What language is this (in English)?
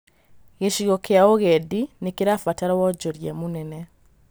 Kikuyu